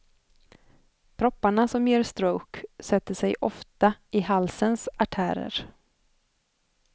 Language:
Swedish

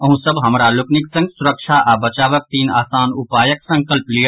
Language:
Maithili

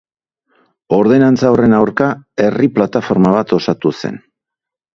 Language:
Basque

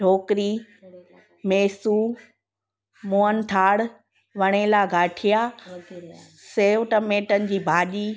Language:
Sindhi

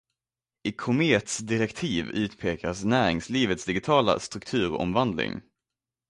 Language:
Swedish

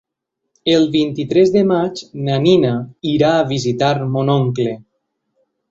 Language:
Catalan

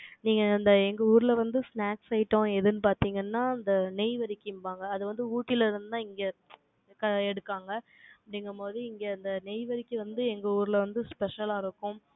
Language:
Tamil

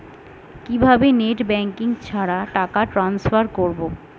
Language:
Bangla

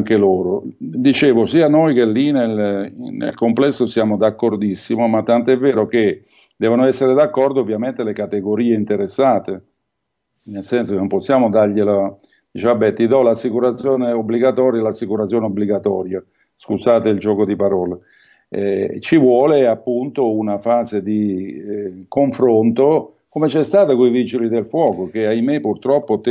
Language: Italian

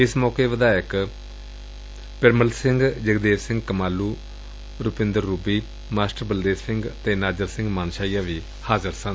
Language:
Punjabi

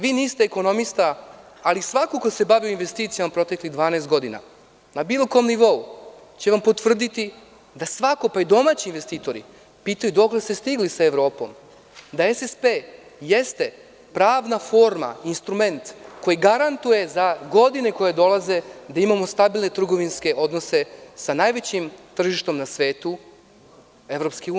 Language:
Serbian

